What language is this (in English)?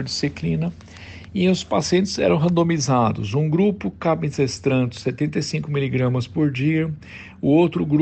Portuguese